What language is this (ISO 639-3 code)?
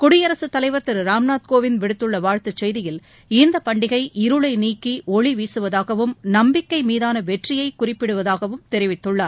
tam